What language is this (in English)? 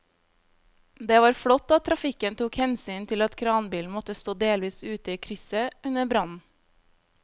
Norwegian